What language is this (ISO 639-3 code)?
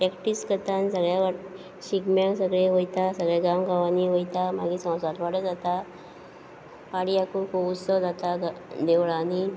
kok